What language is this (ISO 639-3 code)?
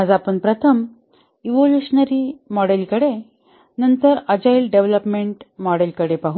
mar